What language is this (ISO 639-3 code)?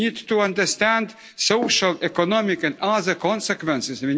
eng